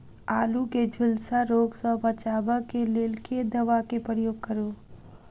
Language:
Maithili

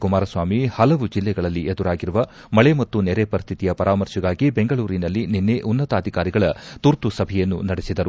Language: Kannada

